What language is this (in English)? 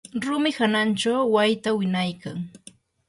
Yanahuanca Pasco Quechua